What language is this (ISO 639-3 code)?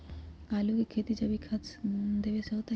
mag